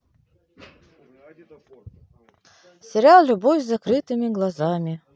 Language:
Russian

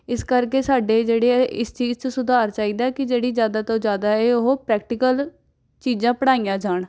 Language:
Punjabi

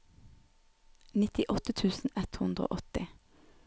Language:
Norwegian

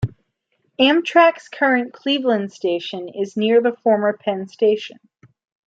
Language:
English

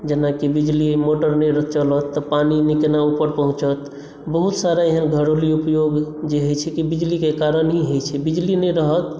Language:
Maithili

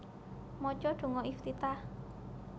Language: Javanese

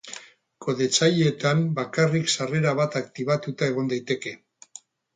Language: Basque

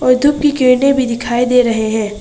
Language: Hindi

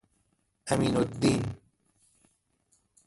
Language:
Persian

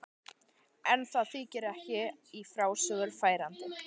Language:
Icelandic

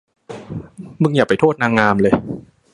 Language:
Thai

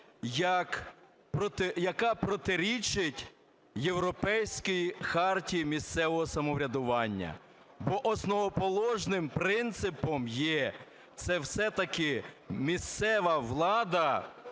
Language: Ukrainian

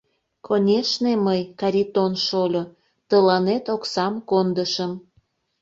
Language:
Mari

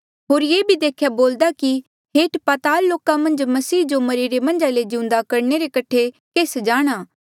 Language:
Mandeali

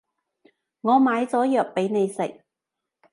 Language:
Cantonese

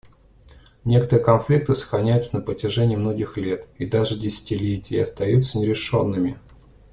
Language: Russian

